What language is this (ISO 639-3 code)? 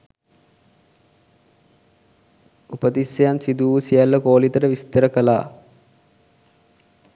sin